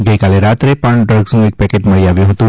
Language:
Gujarati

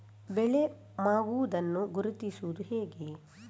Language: Kannada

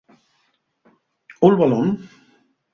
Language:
Asturian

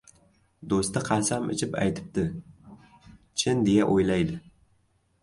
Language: Uzbek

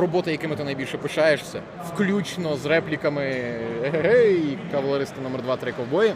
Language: Ukrainian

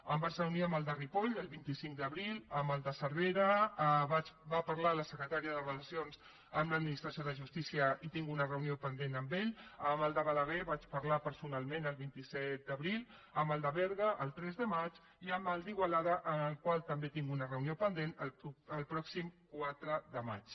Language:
Catalan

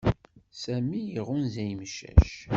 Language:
Kabyle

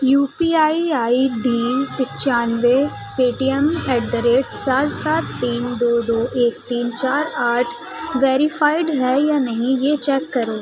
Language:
Urdu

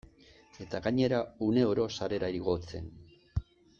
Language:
Basque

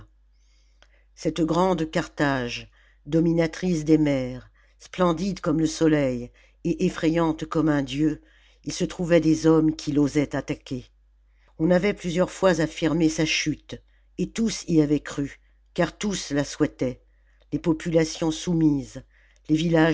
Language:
French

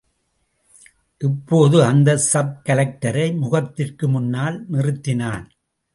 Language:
Tamil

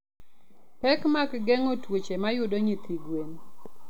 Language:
Luo (Kenya and Tanzania)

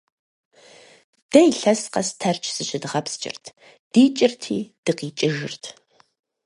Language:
Kabardian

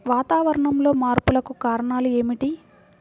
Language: Telugu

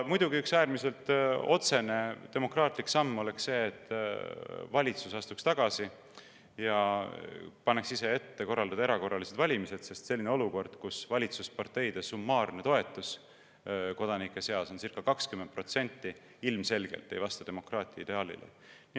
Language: Estonian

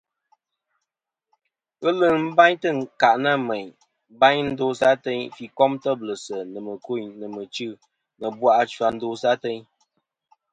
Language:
Kom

